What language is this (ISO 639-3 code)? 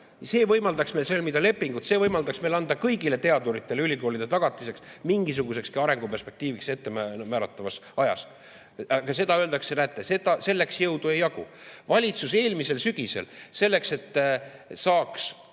est